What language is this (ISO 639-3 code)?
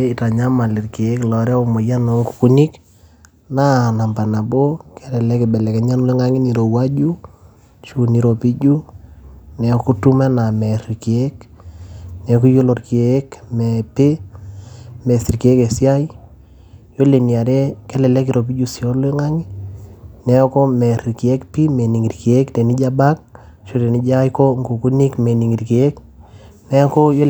mas